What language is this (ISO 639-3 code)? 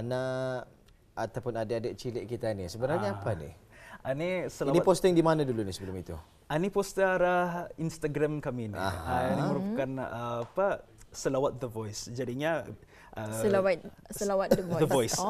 msa